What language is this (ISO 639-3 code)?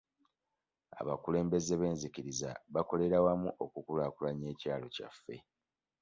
lug